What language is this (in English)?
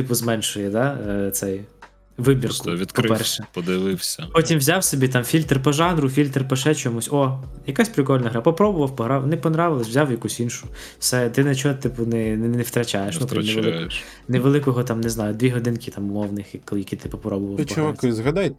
Ukrainian